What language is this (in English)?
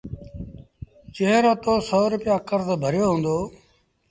Sindhi Bhil